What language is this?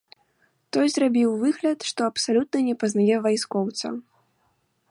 Belarusian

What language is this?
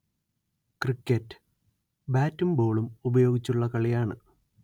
Malayalam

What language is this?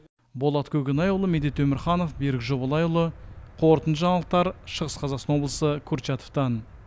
Kazakh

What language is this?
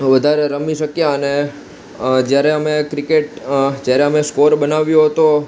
Gujarati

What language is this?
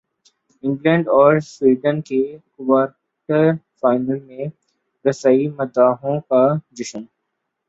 Urdu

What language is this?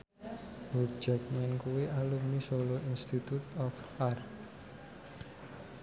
Javanese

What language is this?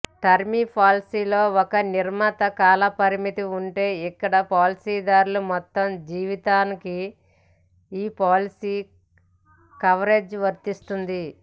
Telugu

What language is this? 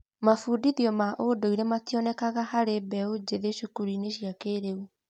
Kikuyu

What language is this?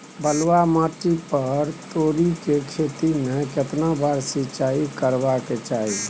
Maithili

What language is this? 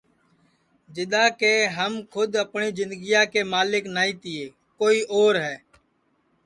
Sansi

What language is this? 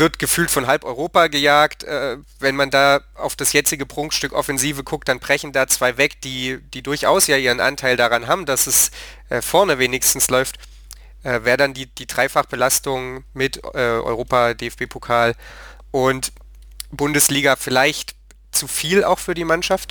German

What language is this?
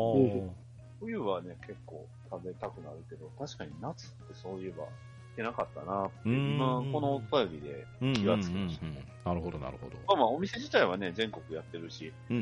Japanese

